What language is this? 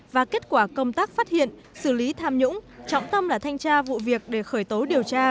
Vietnamese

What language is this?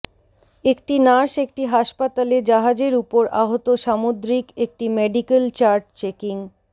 Bangla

